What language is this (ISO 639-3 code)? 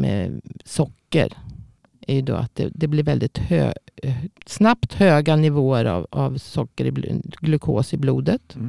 swe